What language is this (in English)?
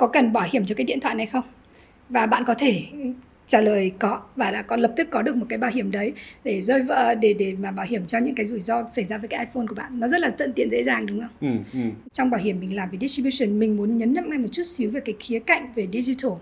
Vietnamese